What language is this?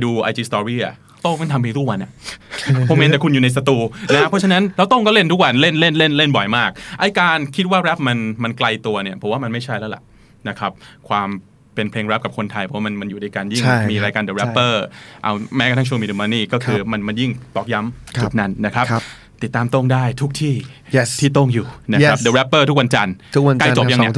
Thai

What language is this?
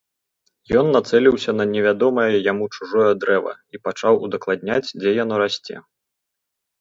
Belarusian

